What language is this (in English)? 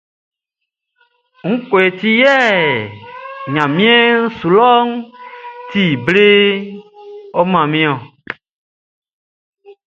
Baoulé